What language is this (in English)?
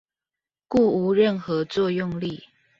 Chinese